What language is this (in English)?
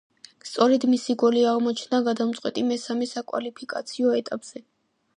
Georgian